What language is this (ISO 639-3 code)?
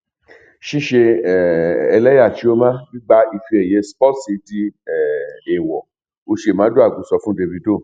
yor